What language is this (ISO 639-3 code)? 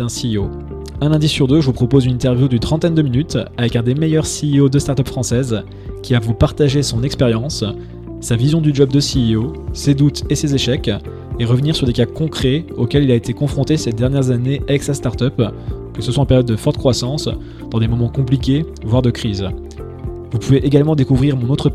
fra